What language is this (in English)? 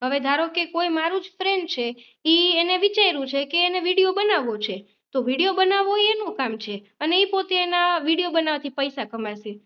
Gujarati